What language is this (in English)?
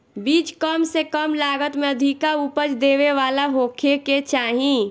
Bhojpuri